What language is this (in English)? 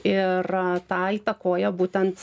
Lithuanian